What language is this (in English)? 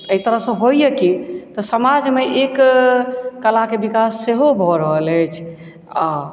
Maithili